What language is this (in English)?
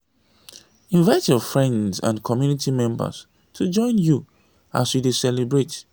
Nigerian Pidgin